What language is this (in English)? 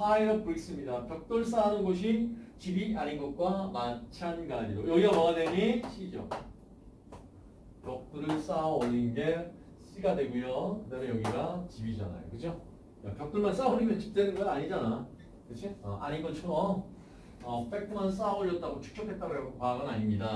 Korean